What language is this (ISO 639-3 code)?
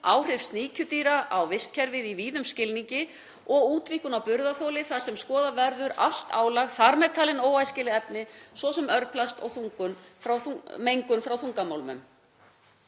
isl